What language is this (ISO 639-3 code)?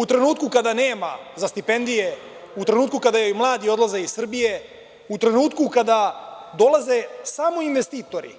srp